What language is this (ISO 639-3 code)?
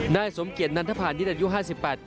tha